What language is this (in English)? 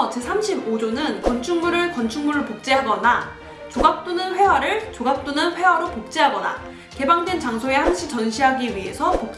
Korean